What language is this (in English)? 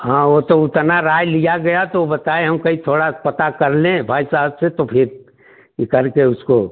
Hindi